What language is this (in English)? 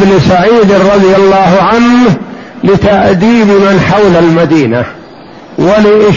Arabic